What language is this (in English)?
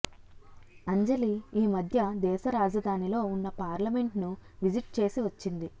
Telugu